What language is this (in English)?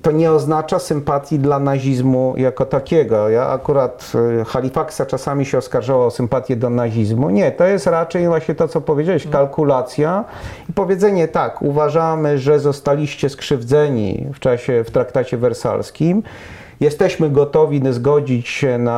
Polish